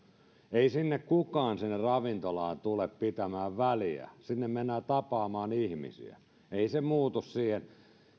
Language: Finnish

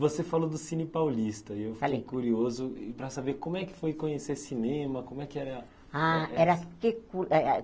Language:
Portuguese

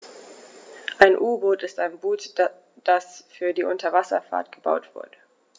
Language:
German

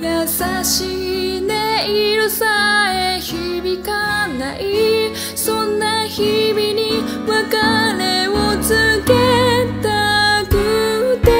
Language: Japanese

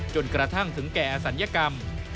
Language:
Thai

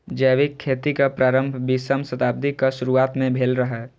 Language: Maithili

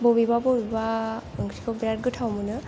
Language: Bodo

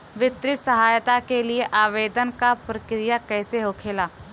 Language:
Bhojpuri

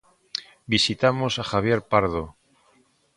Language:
Galician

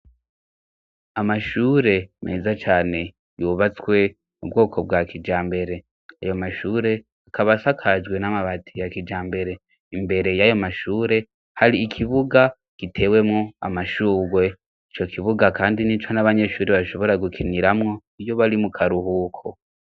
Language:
Rundi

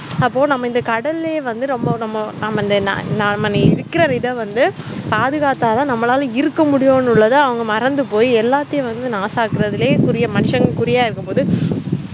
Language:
Tamil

